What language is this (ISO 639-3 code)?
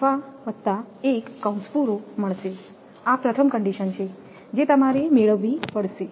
guj